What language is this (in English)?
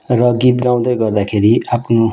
Nepali